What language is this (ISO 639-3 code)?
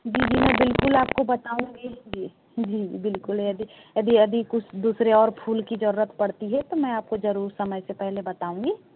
hin